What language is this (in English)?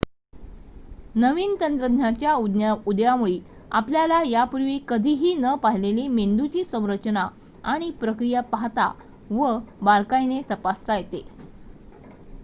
Marathi